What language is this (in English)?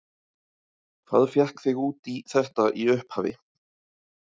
Icelandic